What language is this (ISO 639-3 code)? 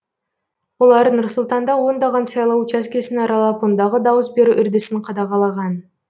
kaz